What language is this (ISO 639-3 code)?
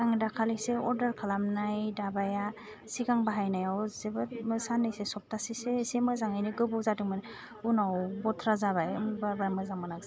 brx